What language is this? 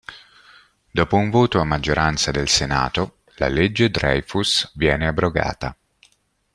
Italian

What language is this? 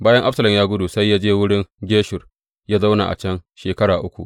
Hausa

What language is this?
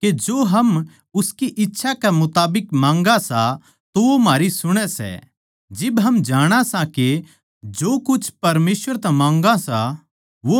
Haryanvi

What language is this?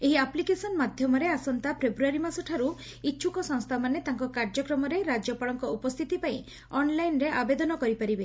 Odia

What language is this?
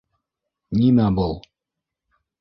Bashkir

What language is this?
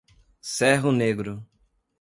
Portuguese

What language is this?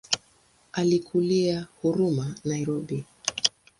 Swahili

